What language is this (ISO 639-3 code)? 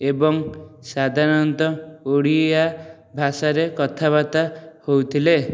ori